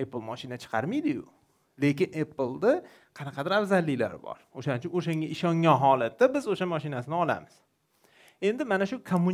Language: Turkish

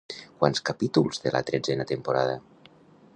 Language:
Catalan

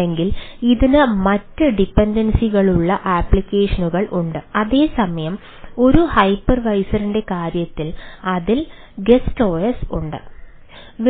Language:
Malayalam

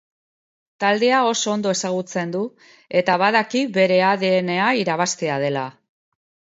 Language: Basque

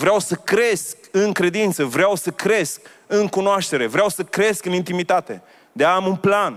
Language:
Romanian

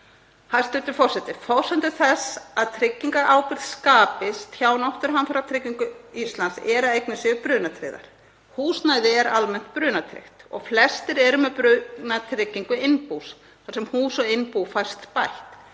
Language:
Icelandic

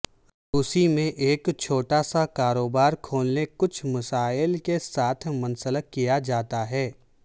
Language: Urdu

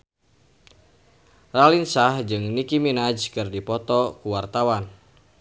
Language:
Sundanese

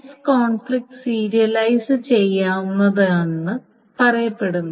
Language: Malayalam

